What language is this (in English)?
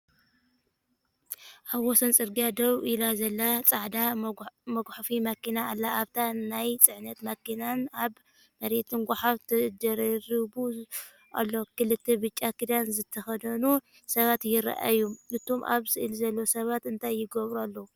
Tigrinya